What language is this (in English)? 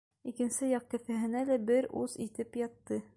Bashkir